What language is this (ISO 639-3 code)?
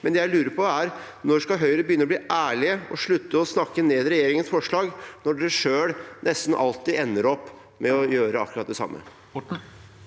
nor